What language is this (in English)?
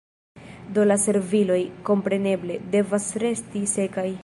Esperanto